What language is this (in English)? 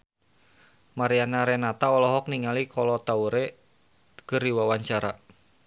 Sundanese